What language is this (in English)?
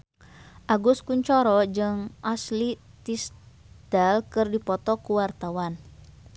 Sundanese